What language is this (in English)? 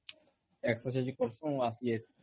Odia